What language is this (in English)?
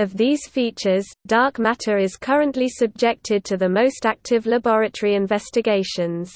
English